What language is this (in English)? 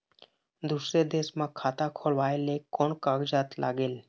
Chhattisgarhi